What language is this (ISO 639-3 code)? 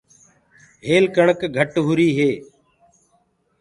ggg